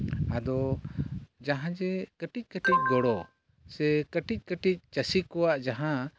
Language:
Santali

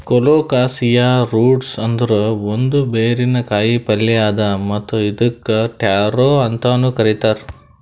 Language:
Kannada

